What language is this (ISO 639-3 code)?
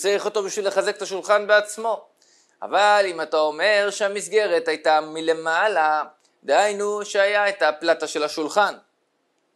heb